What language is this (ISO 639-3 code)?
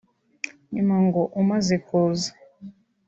kin